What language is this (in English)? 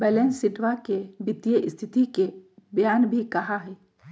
Magahi